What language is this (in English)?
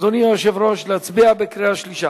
Hebrew